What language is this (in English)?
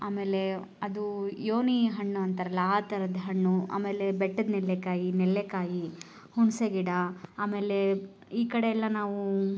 Kannada